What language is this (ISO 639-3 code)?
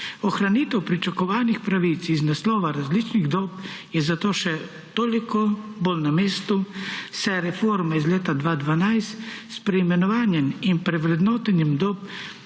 slv